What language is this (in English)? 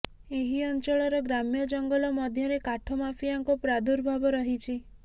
Odia